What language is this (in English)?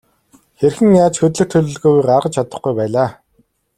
Mongolian